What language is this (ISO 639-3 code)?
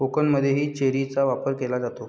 mar